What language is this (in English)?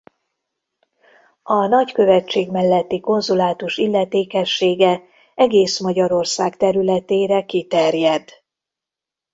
Hungarian